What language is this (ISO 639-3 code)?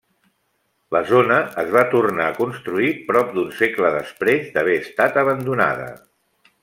cat